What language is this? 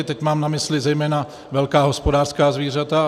Czech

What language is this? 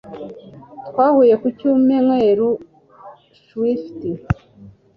Kinyarwanda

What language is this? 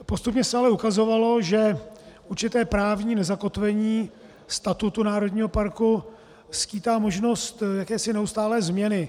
Czech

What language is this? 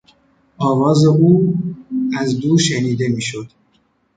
Persian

